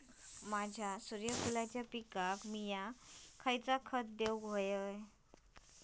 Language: Marathi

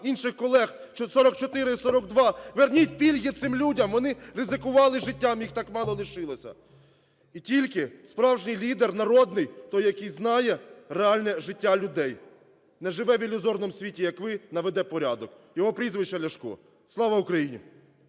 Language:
Ukrainian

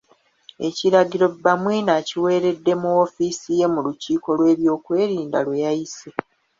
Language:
Ganda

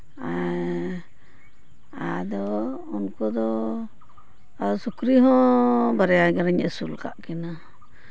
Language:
Santali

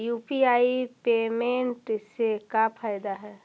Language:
Magahi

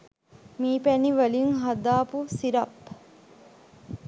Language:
Sinhala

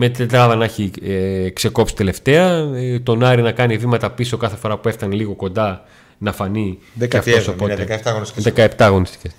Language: Greek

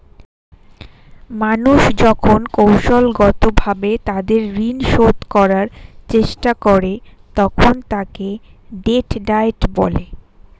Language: Bangla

